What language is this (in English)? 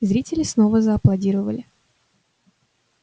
Russian